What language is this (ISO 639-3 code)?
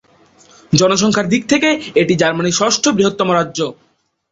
ben